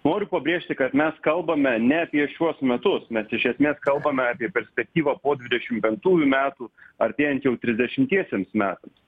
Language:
Lithuanian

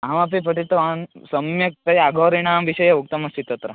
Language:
Sanskrit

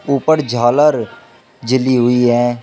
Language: Hindi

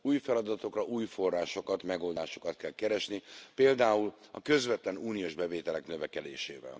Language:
Hungarian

